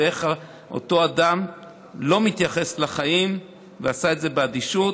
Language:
Hebrew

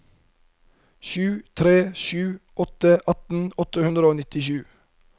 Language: Norwegian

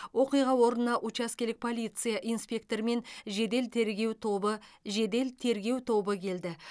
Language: Kazakh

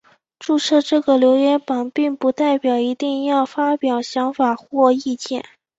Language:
Chinese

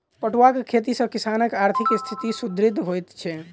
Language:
Maithili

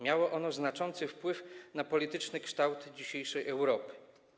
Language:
Polish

